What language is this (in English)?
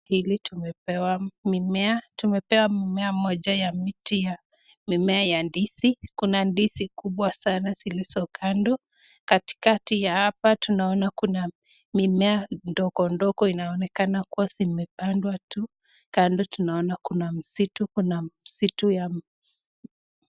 Swahili